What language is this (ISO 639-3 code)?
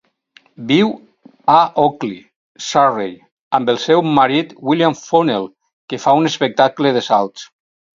cat